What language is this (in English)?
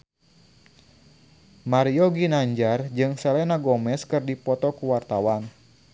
Sundanese